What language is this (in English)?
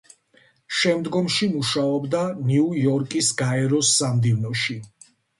Georgian